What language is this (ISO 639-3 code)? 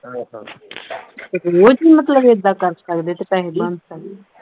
pan